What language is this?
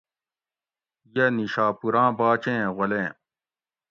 Gawri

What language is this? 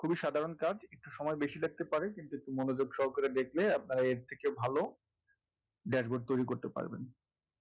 Bangla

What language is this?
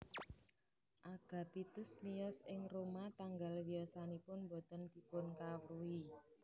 Javanese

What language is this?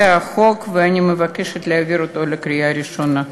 Hebrew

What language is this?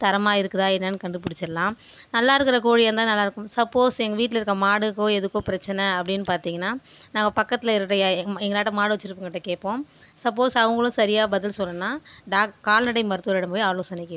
Tamil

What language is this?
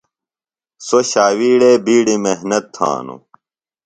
Phalura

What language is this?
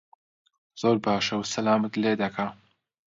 Central Kurdish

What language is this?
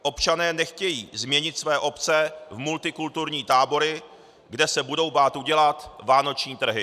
Czech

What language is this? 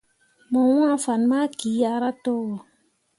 Mundang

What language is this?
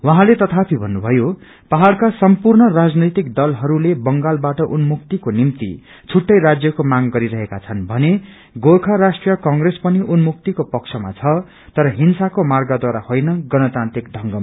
Nepali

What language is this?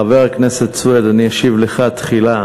Hebrew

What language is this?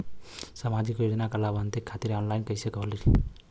Bhojpuri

